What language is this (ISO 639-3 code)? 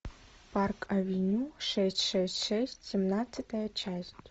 rus